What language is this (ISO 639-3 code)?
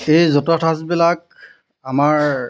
asm